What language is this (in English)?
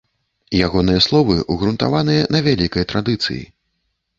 Belarusian